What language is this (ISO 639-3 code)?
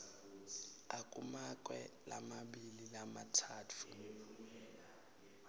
ssw